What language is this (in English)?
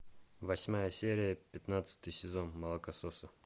Russian